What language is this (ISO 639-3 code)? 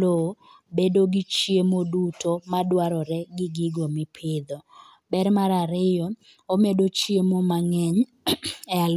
luo